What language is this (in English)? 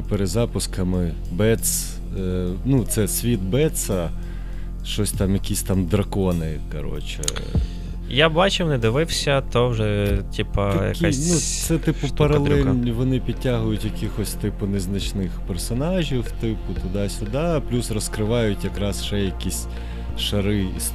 Ukrainian